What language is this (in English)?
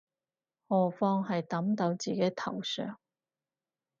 Cantonese